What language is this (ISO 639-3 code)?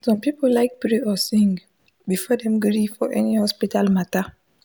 pcm